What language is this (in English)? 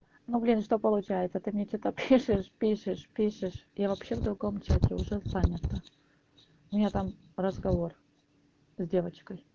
Russian